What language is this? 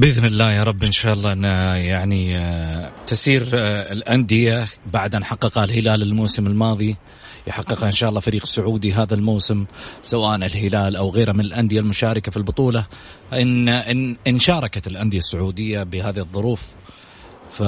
Arabic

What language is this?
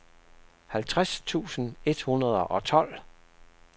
Danish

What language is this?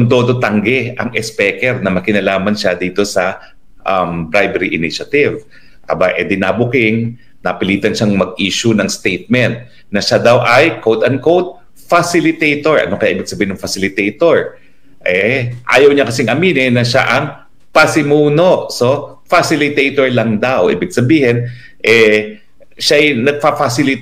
Filipino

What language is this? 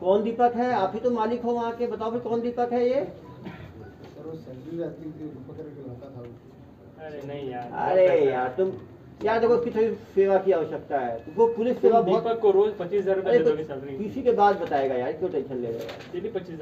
Hindi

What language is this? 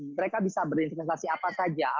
Indonesian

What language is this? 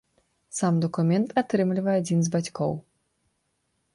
Belarusian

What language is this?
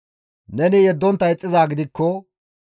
Gamo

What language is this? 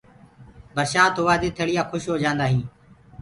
Gurgula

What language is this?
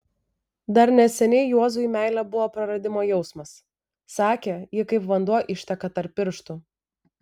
Lithuanian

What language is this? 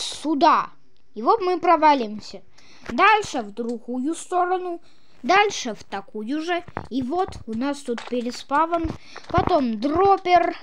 Russian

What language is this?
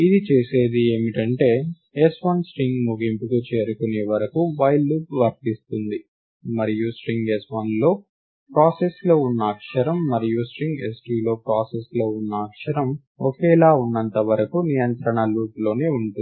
Telugu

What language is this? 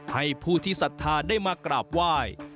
Thai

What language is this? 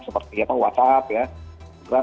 Indonesian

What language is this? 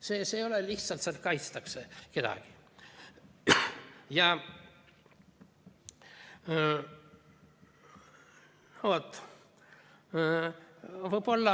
Estonian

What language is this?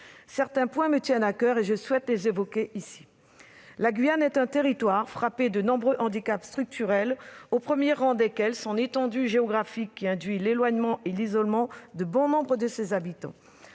French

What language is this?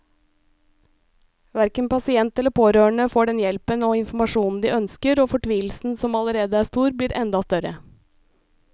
Norwegian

